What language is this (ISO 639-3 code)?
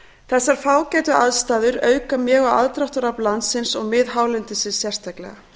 isl